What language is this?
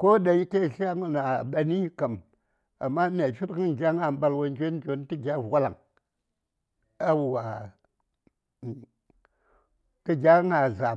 Saya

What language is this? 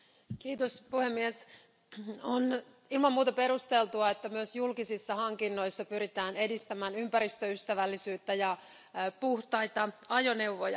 Finnish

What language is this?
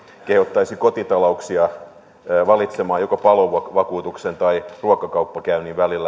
Finnish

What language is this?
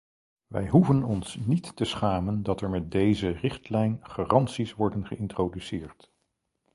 Dutch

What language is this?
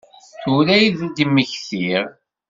Kabyle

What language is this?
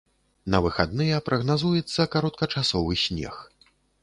Belarusian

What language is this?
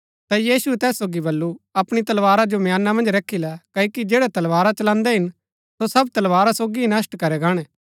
Gaddi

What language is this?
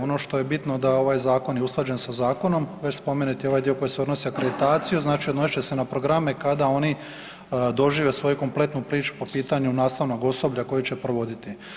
Croatian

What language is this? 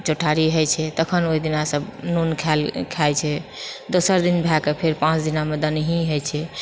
Maithili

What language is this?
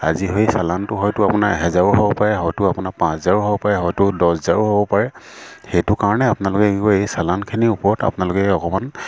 Assamese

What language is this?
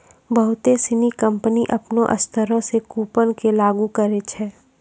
Maithili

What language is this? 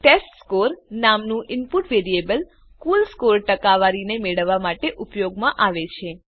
Gujarati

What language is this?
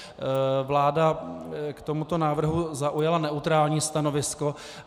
Czech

